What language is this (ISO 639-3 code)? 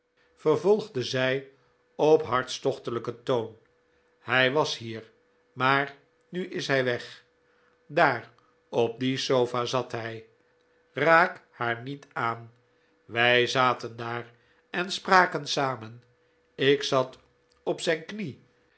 nld